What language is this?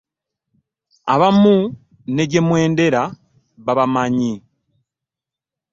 Ganda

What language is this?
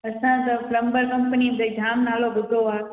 Sindhi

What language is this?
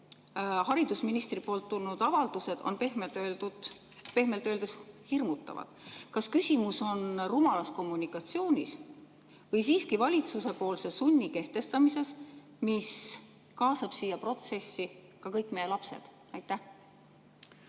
Estonian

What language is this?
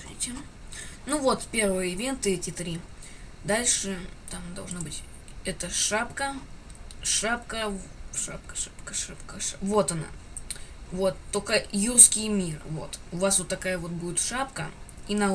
Russian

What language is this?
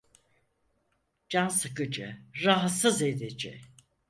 Turkish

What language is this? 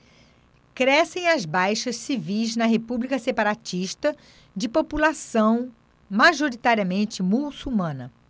Portuguese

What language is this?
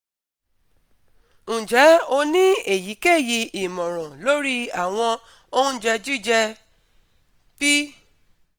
Yoruba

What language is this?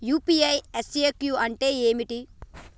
Telugu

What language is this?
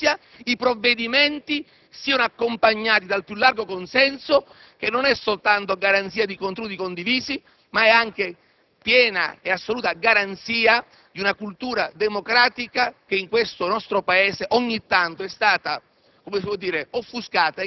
Italian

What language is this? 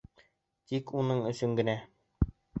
Bashkir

